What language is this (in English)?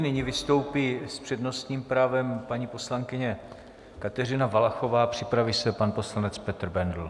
Czech